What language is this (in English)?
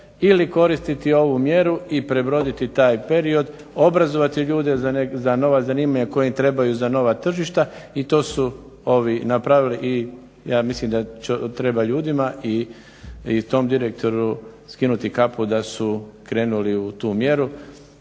Croatian